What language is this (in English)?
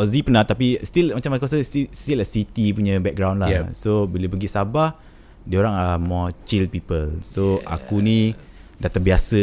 Malay